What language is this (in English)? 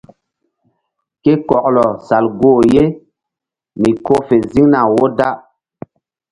Mbum